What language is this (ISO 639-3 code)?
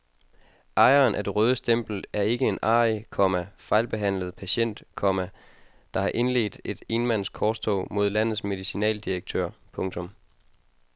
dan